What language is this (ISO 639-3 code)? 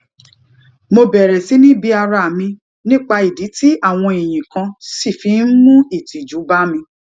yor